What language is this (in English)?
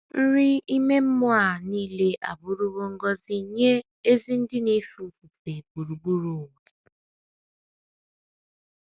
Igbo